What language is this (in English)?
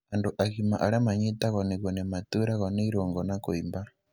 Kikuyu